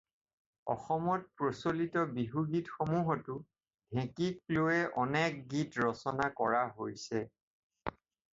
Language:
Assamese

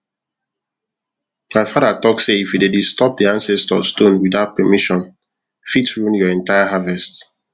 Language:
Nigerian Pidgin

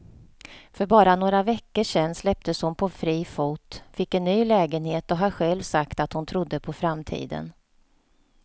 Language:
Swedish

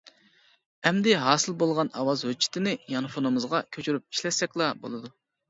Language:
Uyghur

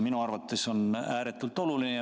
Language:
Estonian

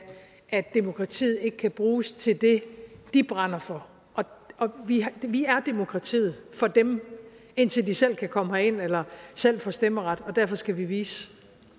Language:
Danish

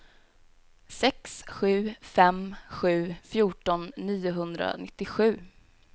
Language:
Swedish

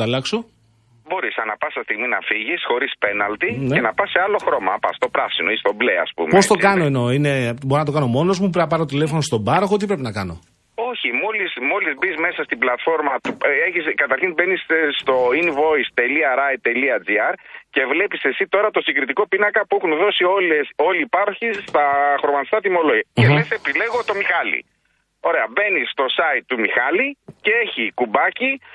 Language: Greek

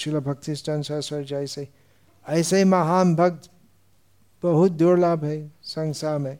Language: Hindi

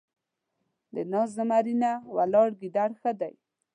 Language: Pashto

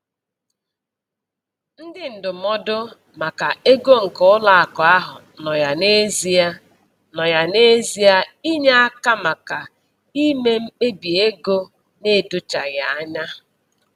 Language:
Igbo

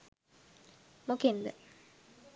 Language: Sinhala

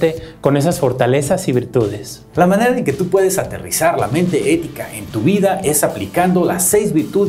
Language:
Spanish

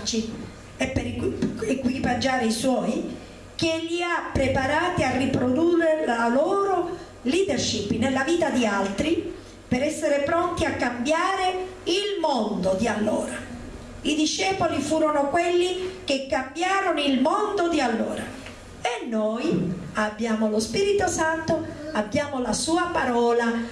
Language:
Italian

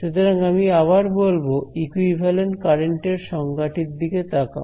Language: Bangla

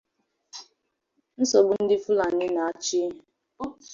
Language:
Igbo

